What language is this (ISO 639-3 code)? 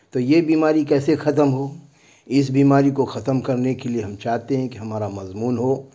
urd